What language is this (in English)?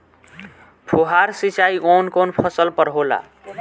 Bhojpuri